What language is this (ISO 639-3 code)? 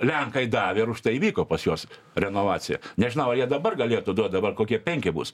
lit